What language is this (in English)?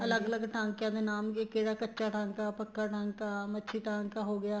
Punjabi